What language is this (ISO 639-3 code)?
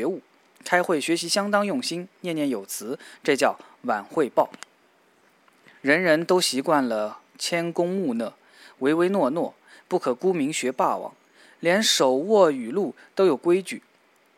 zho